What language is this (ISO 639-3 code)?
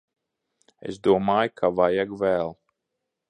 lav